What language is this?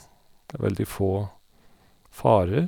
Norwegian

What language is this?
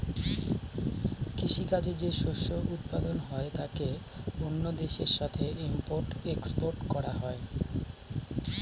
Bangla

